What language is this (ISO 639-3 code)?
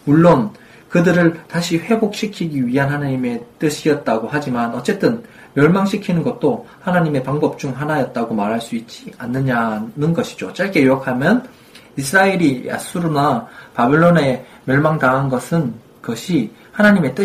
kor